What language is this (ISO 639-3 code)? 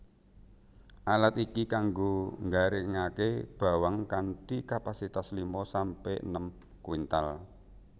jav